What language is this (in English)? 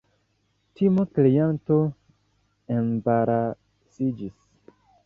Esperanto